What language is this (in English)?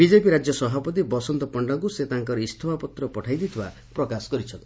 Odia